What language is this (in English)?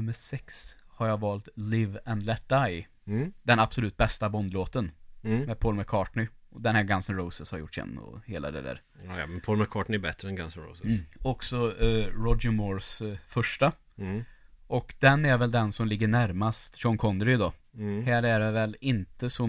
Swedish